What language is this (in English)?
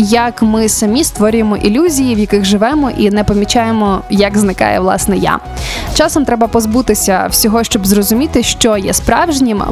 Ukrainian